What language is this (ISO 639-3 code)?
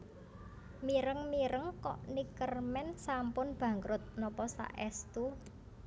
jav